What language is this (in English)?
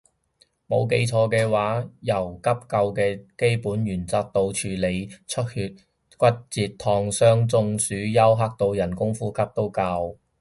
Cantonese